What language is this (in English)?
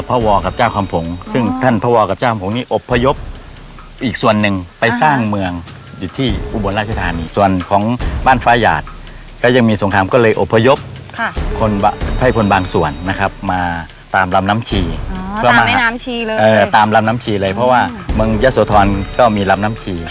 Thai